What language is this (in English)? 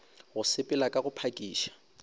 Northern Sotho